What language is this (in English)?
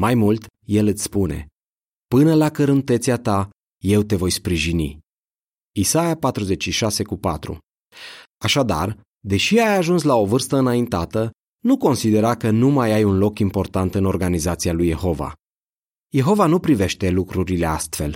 Romanian